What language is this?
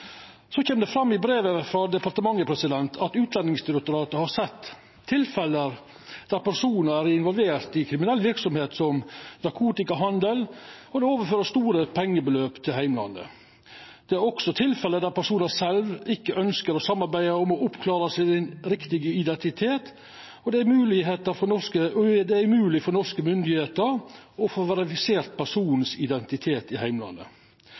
Norwegian Nynorsk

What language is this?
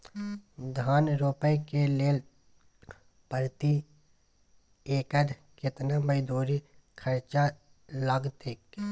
Maithili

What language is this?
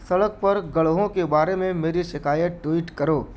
Urdu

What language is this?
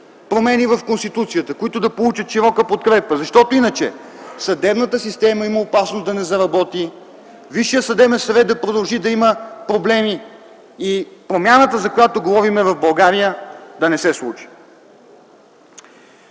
Bulgarian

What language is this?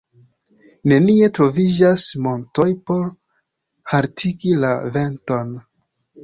Esperanto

